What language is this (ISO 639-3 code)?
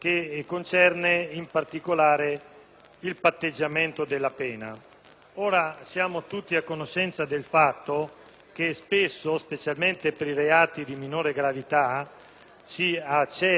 ita